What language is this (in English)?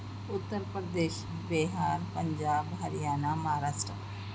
Urdu